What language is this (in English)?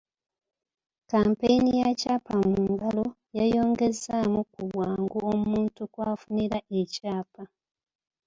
Ganda